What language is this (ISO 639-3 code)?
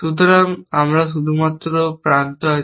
ben